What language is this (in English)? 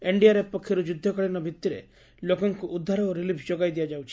Odia